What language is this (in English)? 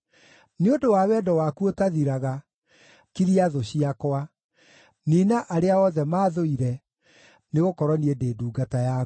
Kikuyu